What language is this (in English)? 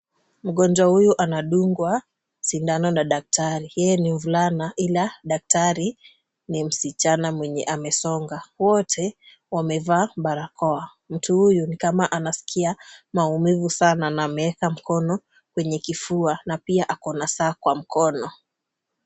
Swahili